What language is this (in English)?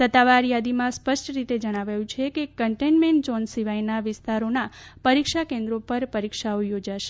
Gujarati